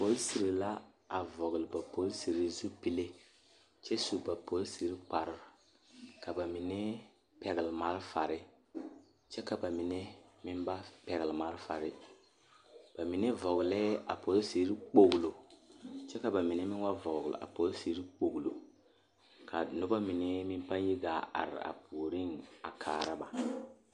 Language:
Southern Dagaare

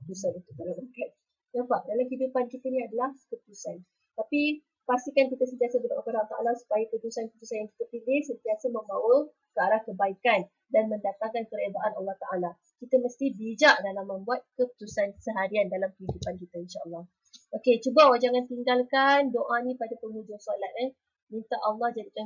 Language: Malay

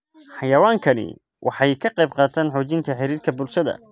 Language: Somali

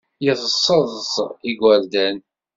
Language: Kabyle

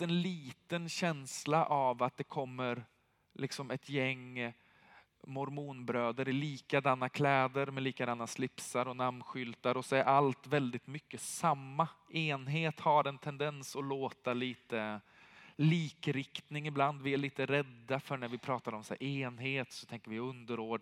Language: Swedish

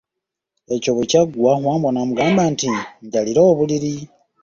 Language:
Ganda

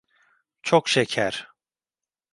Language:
Turkish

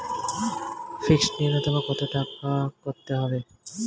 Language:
Bangla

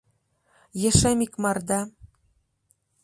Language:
Mari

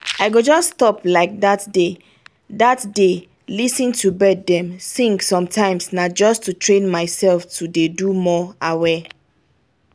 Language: Nigerian Pidgin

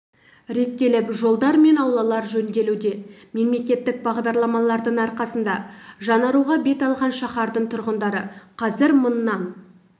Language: Kazakh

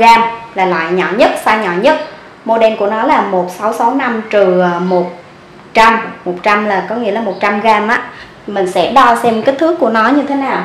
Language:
Vietnamese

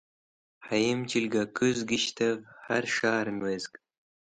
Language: Wakhi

